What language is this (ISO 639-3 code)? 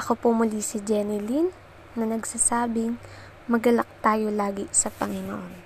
fil